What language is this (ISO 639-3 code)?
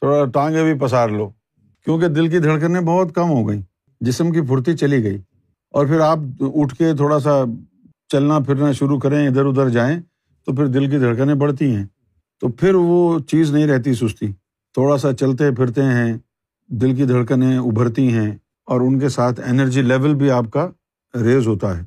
urd